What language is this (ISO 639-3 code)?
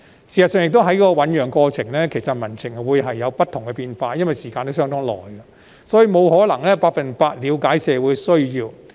yue